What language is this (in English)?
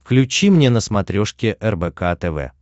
Russian